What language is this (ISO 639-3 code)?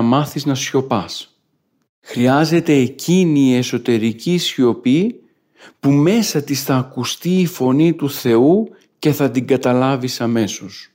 ell